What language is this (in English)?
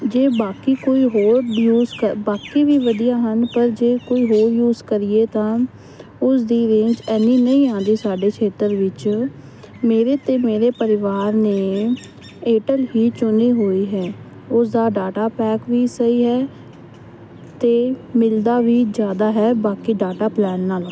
Punjabi